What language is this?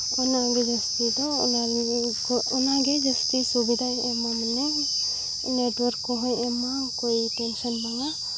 Santali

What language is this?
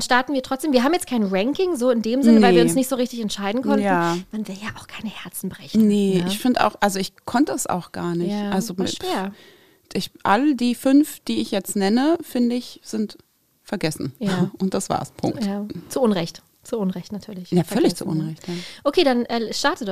German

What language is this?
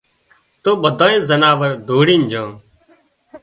Wadiyara Koli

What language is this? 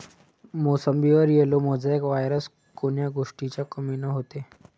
Marathi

